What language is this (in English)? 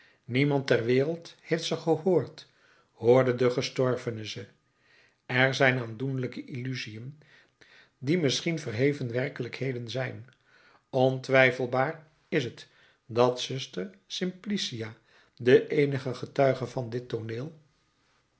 Dutch